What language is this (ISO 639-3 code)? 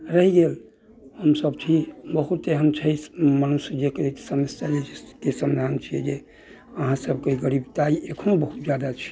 mai